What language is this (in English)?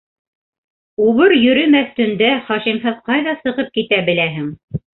Bashkir